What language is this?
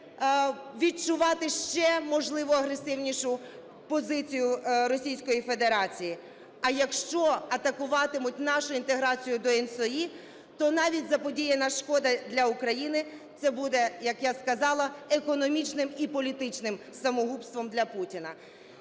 Ukrainian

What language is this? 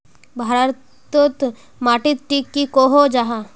Magahi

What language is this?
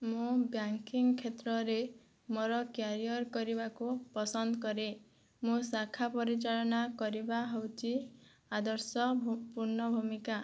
Odia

